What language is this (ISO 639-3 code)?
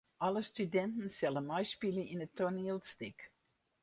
fry